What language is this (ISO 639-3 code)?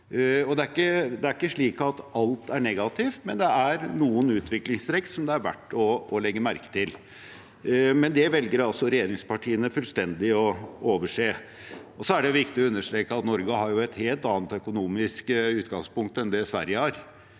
nor